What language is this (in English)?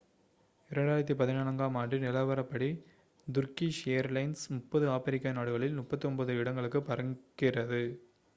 Tamil